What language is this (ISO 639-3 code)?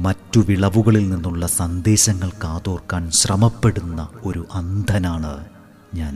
mal